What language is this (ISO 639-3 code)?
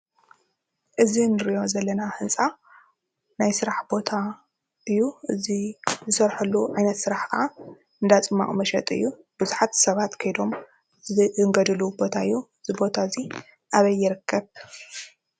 tir